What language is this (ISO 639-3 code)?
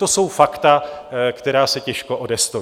ces